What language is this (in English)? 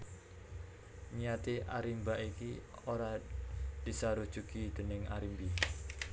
Javanese